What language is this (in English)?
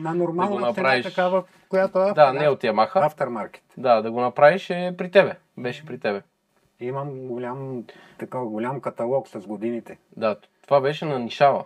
Bulgarian